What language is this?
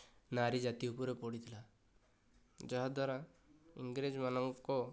Odia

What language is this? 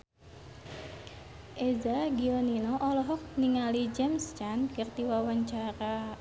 Sundanese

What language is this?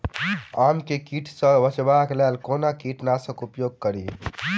Maithili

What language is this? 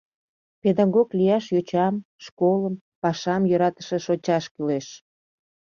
Mari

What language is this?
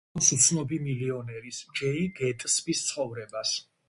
Georgian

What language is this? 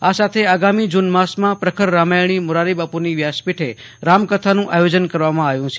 Gujarati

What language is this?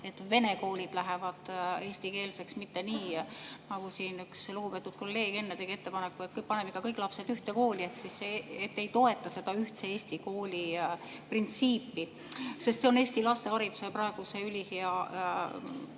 Estonian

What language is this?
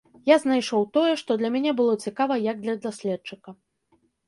Belarusian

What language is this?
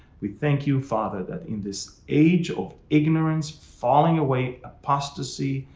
English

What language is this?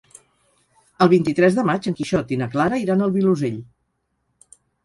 Catalan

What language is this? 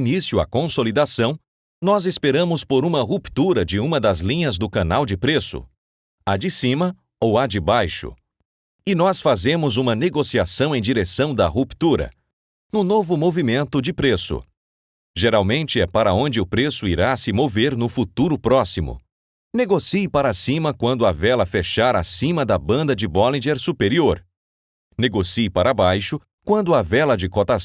Portuguese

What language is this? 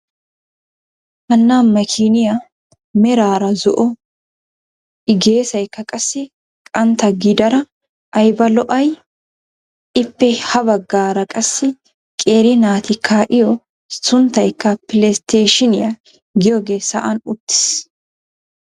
Wolaytta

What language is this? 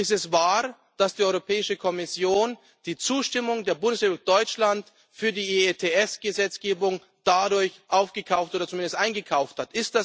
German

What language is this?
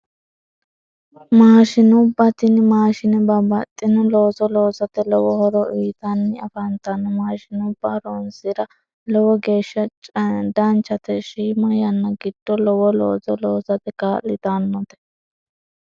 Sidamo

